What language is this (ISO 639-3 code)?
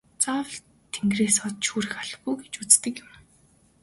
mon